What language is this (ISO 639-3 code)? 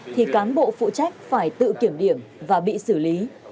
vie